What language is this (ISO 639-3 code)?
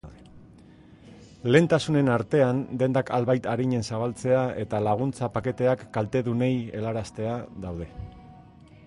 eus